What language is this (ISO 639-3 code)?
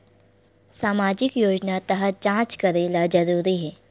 hne